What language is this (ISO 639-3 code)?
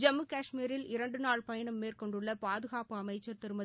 tam